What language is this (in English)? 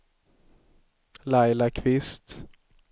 Swedish